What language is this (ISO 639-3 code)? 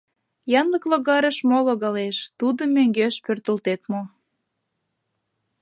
chm